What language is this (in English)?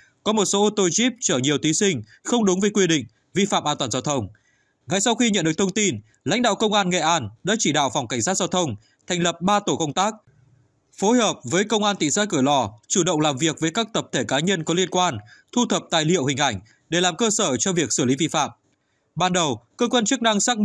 Vietnamese